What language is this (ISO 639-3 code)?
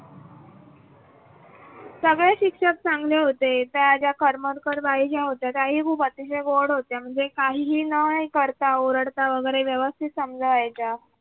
mar